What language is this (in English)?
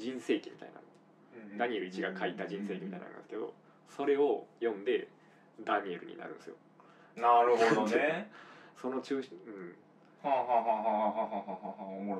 Japanese